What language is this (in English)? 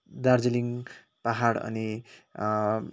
Nepali